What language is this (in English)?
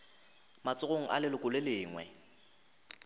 Northern Sotho